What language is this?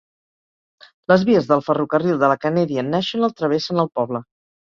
Catalan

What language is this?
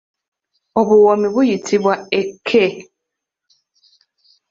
Ganda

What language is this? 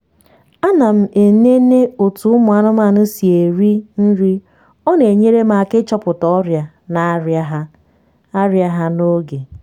Igbo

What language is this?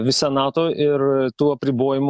Lithuanian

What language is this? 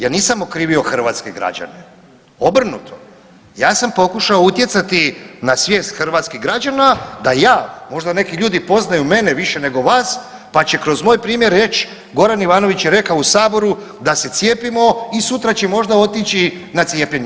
Croatian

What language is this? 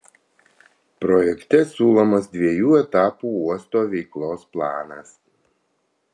Lithuanian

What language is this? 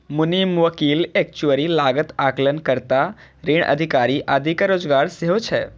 Maithili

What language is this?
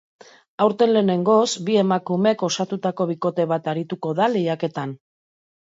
Basque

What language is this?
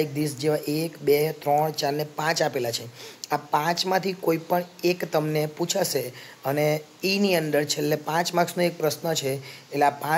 Gujarati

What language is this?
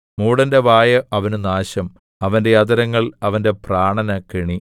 Malayalam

